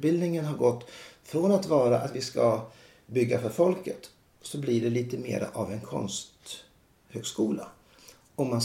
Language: Swedish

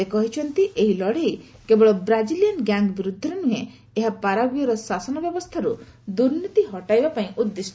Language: Odia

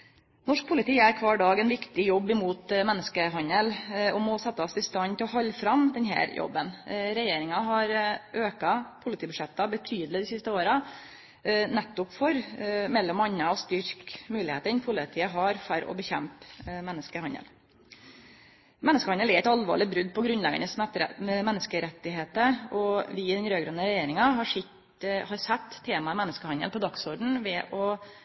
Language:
Norwegian Nynorsk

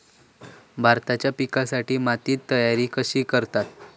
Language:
Marathi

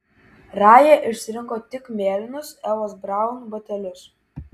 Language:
Lithuanian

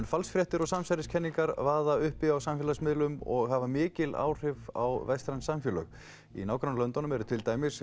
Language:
Icelandic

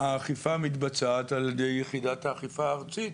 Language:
Hebrew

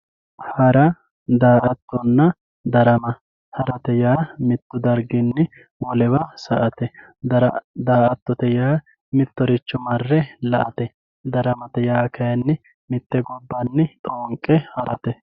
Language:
Sidamo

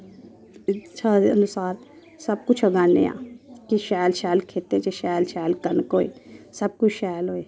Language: Dogri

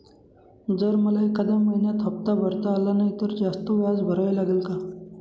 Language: Marathi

